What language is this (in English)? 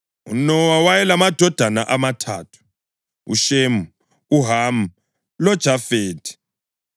North Ndebele